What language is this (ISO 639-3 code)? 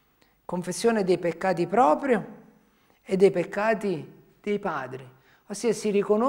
ita